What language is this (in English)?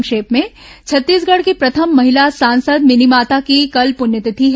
Hindi